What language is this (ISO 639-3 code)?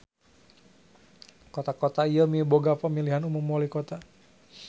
sun